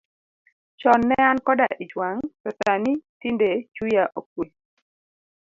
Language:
Luo (Kenya and Tanzania)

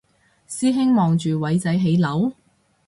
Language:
Cantonese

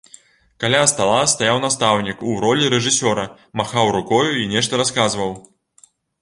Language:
Belarusian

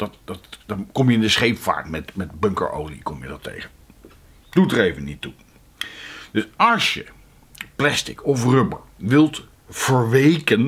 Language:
Dutch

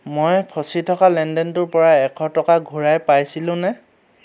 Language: Assamese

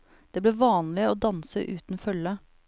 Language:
Norwegian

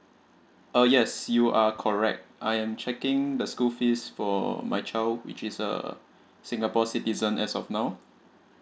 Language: English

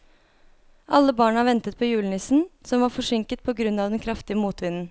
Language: Norwegian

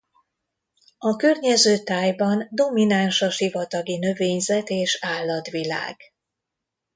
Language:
Hungarian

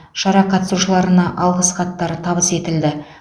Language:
Kazakh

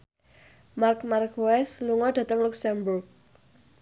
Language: Javanese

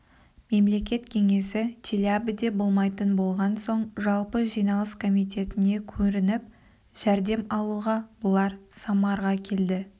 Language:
Kazakh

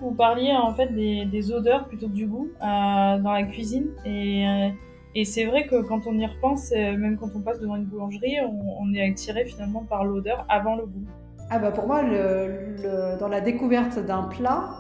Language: French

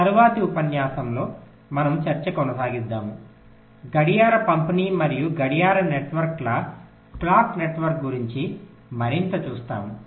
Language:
Telugu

